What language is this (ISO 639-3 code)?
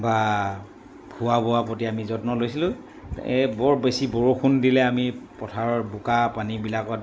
asm